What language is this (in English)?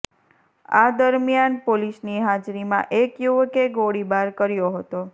Gujarati